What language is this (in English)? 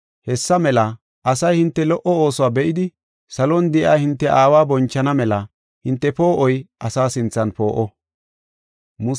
Gofa